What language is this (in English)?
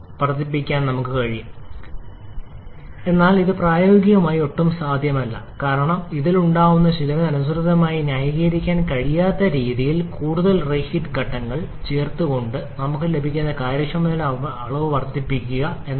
Malayalam